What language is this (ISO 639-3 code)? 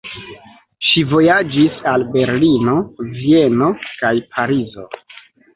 epo